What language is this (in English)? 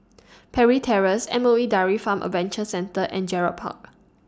English